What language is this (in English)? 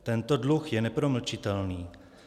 Czech